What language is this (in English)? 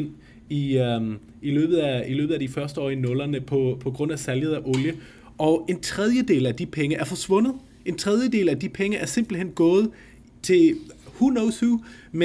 Danish